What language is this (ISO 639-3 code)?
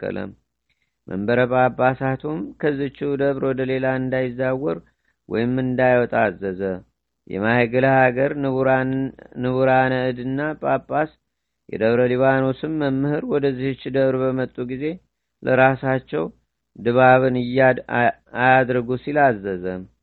amh